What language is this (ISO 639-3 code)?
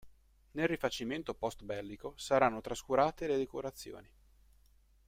ita